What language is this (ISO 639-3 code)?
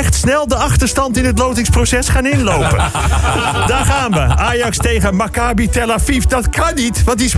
nld